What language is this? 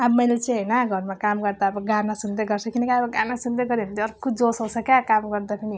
Nepali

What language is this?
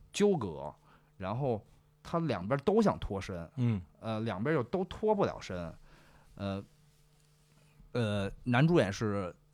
Chinese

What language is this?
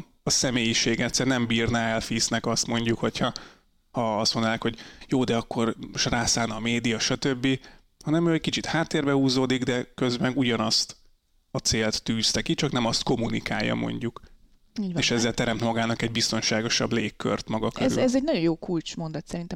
Hungarian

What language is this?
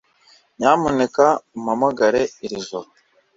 Kinyarwanda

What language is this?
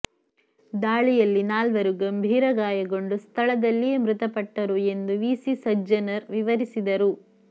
Kannada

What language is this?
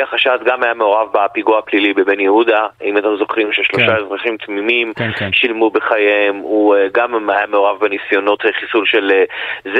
Hebrew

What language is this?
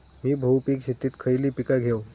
Marathi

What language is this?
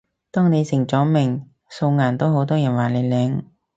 Cantonese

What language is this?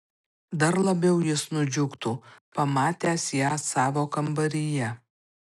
Lithuanian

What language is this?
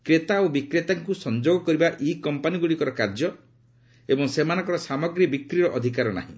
Odia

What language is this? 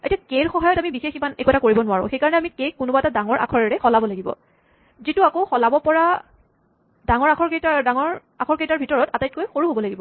Assamese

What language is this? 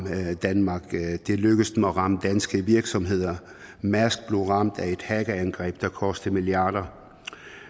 Danish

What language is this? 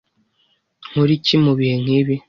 Kinyarwanda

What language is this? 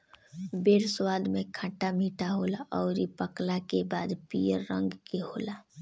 Bhojpuri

